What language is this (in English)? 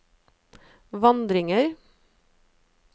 Norwegian